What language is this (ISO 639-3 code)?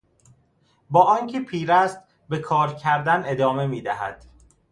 fas